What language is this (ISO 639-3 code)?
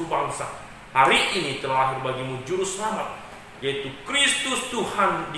ind